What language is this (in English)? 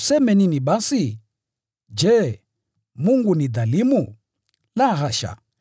Swahili